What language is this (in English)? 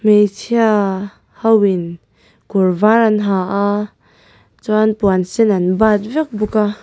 Mizo